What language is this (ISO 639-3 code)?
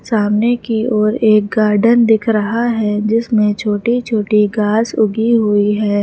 hin